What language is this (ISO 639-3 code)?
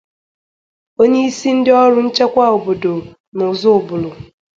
ibo